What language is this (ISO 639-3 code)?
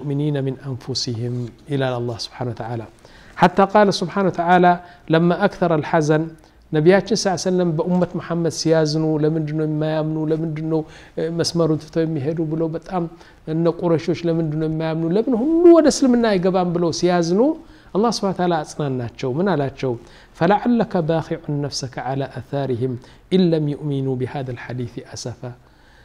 ara